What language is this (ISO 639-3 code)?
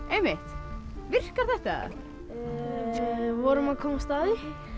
isl